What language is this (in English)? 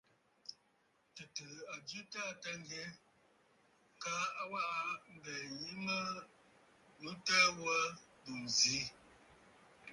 Bafut